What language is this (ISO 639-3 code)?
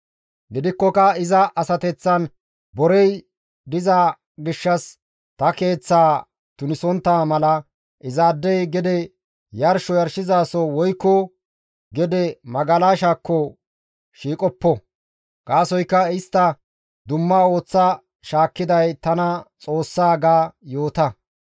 gmv